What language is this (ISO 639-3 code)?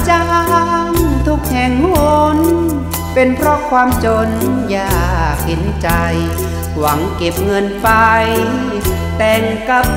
tha